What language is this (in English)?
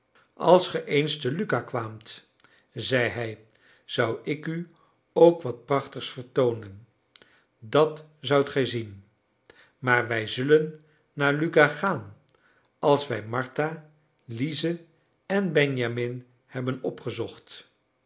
Dutch